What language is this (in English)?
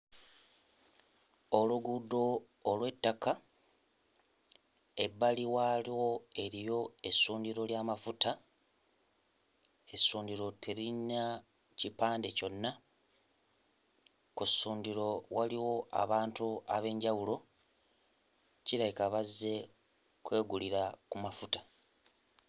Ganda